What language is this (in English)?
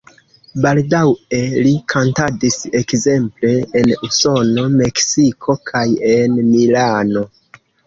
Esperanto